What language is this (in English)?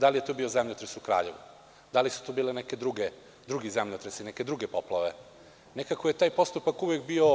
Serbian